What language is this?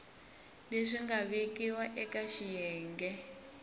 Tsonga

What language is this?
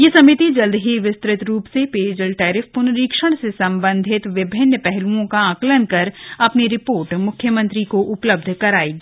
Hindi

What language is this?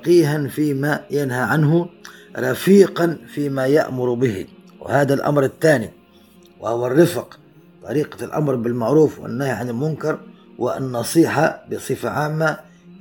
Arabic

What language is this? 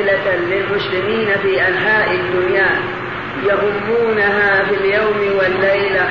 Arabic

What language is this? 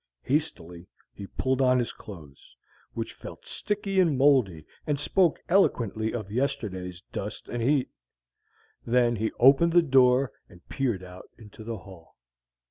English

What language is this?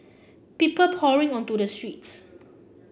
English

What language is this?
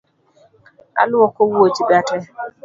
Luo (Kenya and Tanzania)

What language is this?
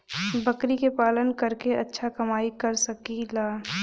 Bhojpuri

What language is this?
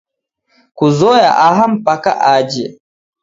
Taita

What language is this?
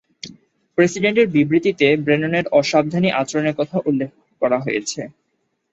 Bangla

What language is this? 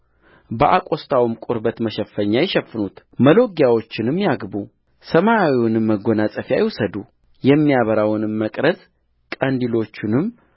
Amharic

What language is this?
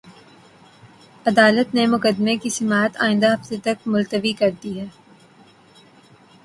Urdu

